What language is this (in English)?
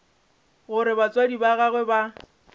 Northern Sotho